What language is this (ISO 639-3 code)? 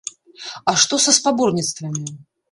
bel